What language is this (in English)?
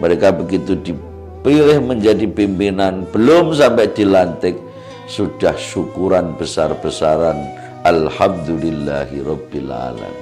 Indonesian